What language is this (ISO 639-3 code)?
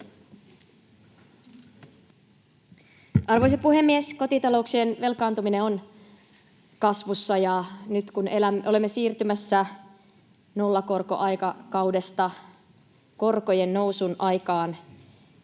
fin